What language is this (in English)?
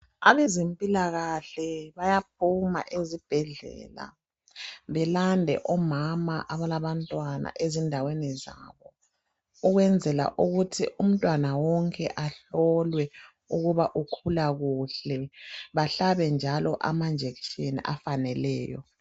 North Ndebele